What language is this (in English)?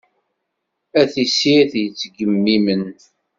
Kabyle